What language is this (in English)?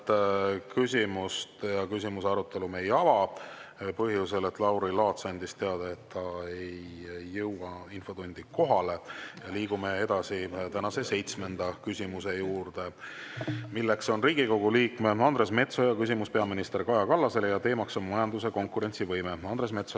Estonian